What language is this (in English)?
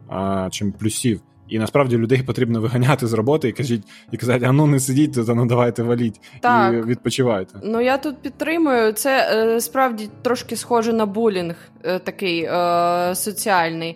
Ukrainian